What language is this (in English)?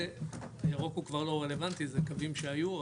Hebrew